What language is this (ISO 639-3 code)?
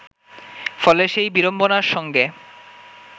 ben